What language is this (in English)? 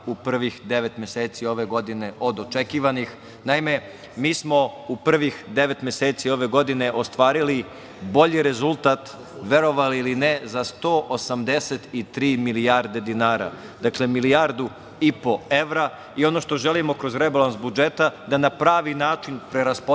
Serbian